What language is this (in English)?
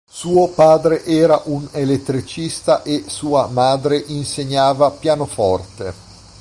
Italian